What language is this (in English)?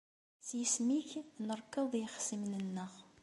Kabyle